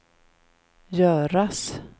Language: Swedish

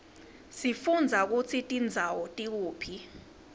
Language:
Swati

